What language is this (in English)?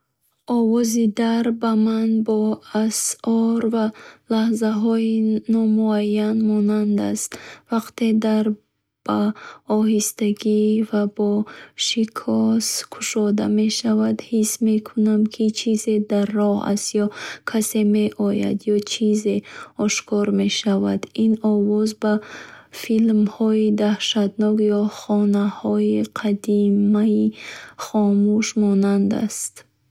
Bukharic